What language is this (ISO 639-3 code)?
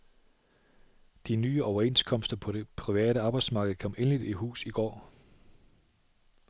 dan